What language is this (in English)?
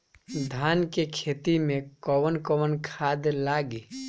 Bhojpuri